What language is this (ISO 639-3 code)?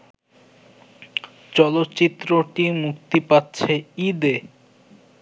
ben